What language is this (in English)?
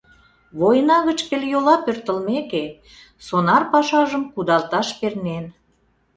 Mari